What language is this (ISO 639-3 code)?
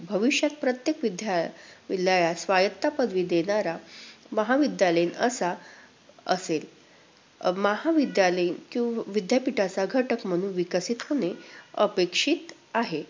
mar